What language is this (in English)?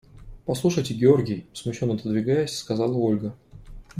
Russian